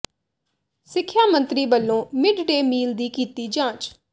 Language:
Punjabi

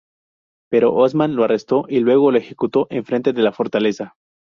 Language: Spanish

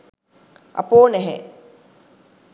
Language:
Sinhala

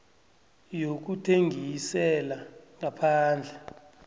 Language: South Ndebele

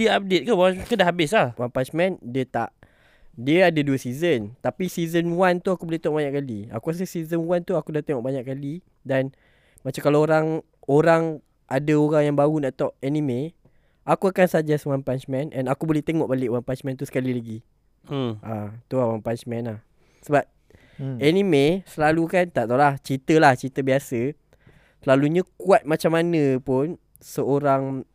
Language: Malay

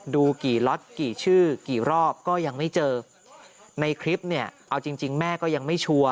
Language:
Thai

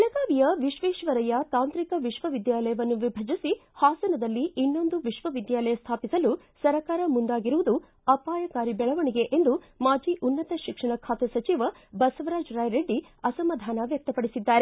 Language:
Kannada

